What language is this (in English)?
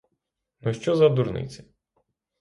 Ukrainian